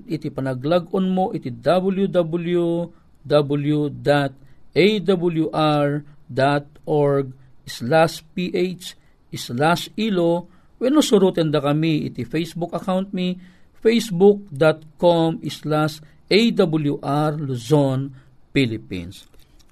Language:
Filipino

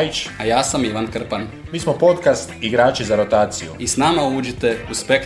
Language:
Croatian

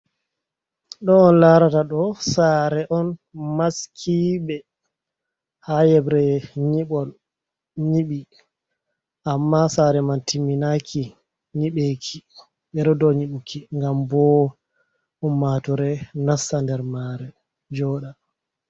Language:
Fula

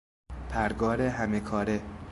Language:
Persian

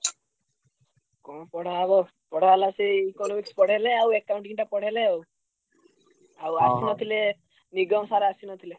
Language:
Odia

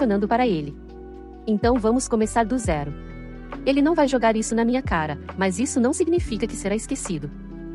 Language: Portuguese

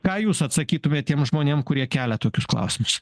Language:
Lithuanian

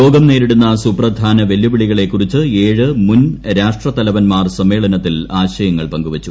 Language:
Malayalam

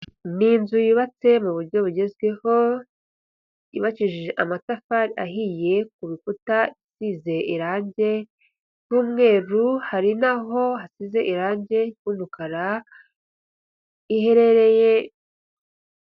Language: Kinyarwanda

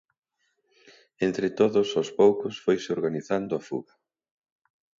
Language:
Galician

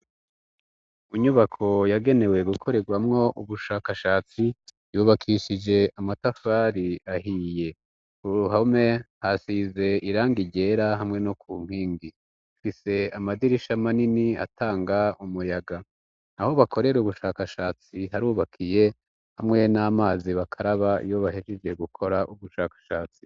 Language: Rundi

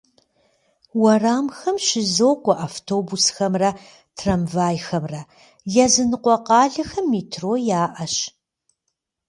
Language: Kabardian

